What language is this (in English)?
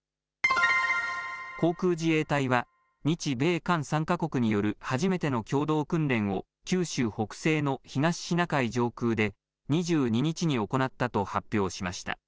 Japanese